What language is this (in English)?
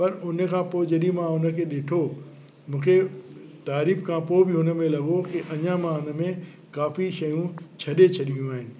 Sindhi